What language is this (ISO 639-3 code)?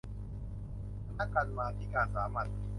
tha